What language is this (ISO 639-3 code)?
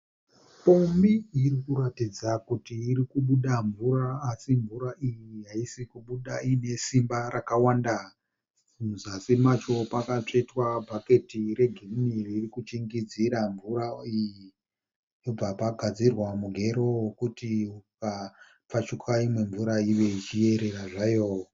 sna